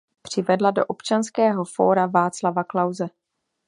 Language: Czech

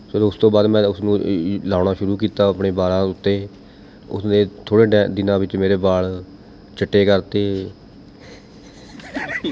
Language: Punjabi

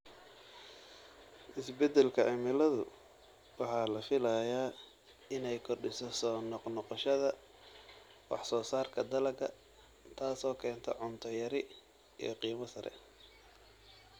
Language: Somali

